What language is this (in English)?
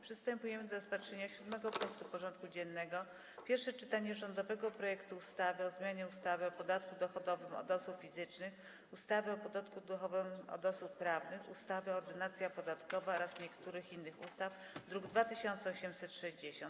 Polish